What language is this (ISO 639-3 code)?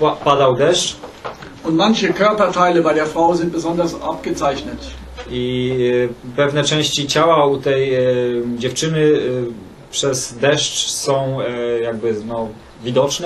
pol